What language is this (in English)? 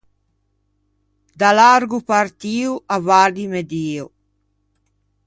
Ligurian